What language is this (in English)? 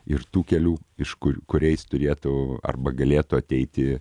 Lithuanian